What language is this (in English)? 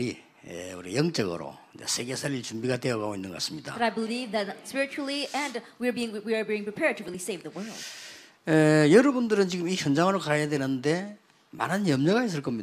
Korean